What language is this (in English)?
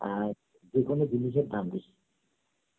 Bangla